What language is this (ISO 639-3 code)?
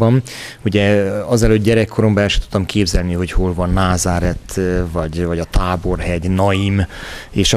hun